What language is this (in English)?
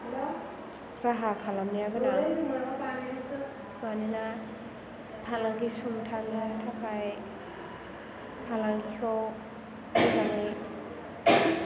Bodo